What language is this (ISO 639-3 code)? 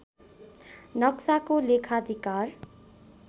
nep